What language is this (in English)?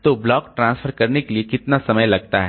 Hindi